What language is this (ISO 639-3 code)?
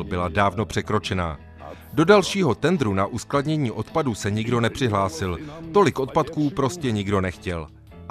ces